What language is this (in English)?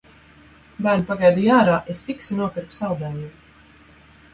Latvian